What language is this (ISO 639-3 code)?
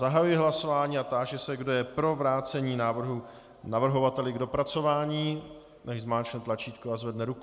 ces